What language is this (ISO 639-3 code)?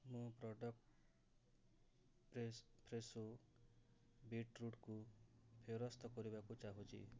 ori